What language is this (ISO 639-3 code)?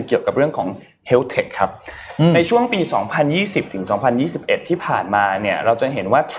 tha